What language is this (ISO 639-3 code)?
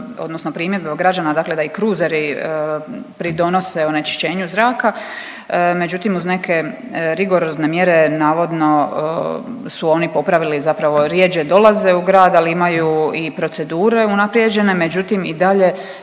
hrv